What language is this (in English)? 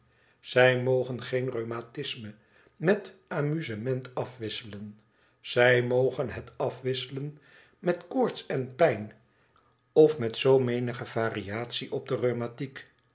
Dutch